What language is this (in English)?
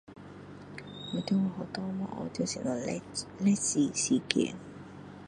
Min Dong Chinese